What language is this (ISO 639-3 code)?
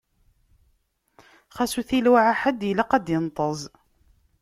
kab